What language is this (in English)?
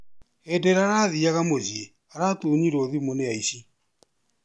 Kikuyu